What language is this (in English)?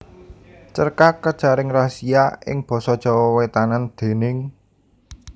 Javanese